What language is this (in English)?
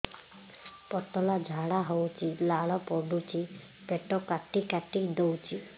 Odia